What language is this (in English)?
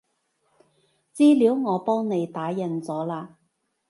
Cantonese